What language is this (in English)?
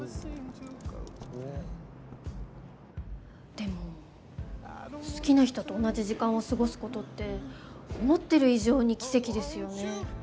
Japanese